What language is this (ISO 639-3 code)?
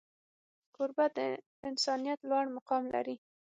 pus